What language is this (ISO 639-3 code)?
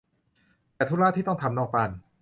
tha